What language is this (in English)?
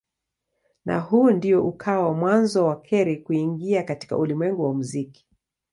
Swahili